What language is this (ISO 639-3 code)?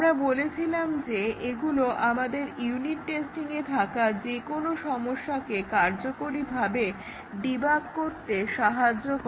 ben